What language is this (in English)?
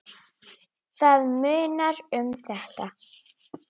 Icelandic